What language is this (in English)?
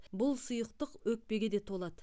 Kazakh